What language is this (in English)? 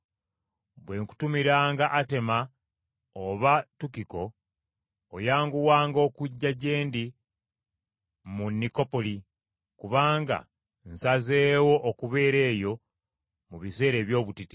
Ganda